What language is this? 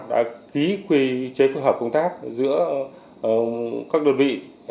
Vietnamese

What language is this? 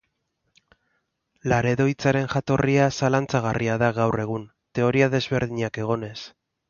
Basque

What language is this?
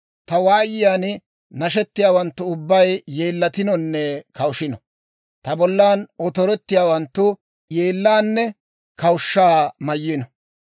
Dawro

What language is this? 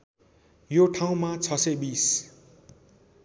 Nepali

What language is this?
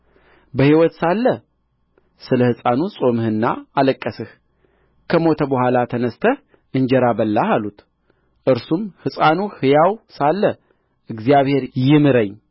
Amharic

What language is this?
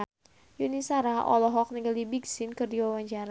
Sundanese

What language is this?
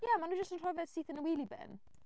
Welsh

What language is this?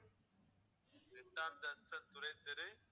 Tamil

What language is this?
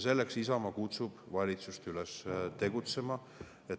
Estonian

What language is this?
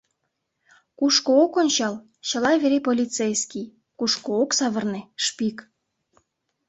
Mari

